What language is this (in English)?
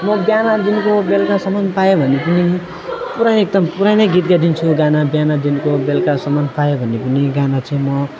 Nepali